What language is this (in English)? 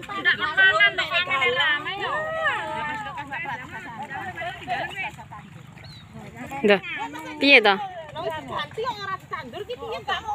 Indonesian